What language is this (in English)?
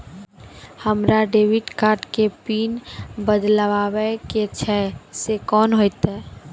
Maithili